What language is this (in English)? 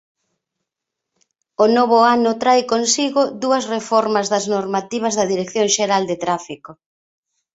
Galician